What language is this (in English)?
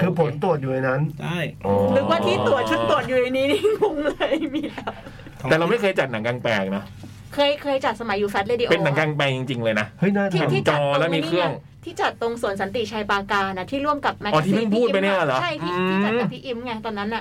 Thai